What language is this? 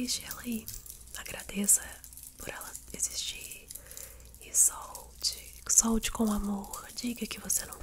Portuguese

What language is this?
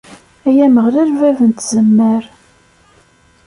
Kabyle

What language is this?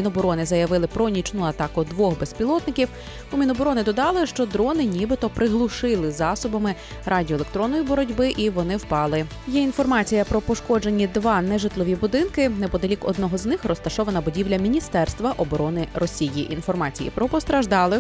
Ukrainian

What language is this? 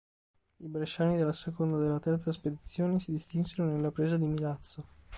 Italian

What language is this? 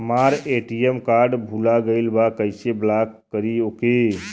Bhojpuri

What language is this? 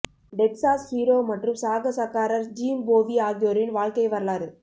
Tamil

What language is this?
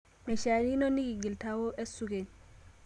Masai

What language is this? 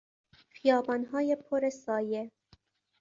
Persian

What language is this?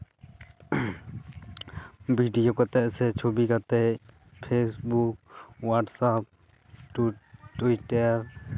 Santali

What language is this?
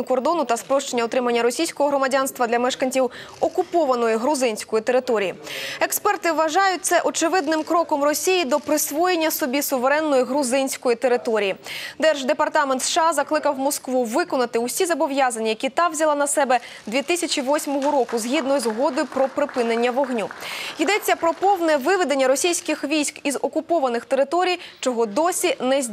Russian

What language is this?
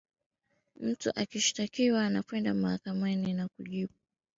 Swahili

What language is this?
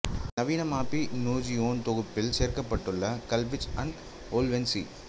Tamil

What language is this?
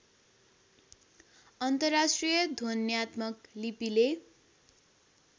Nepali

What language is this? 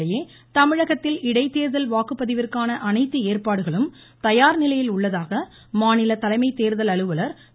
Tamil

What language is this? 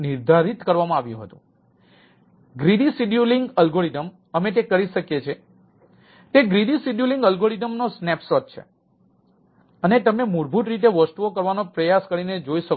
Gujarati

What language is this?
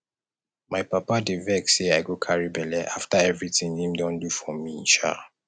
Nigerian Pidgin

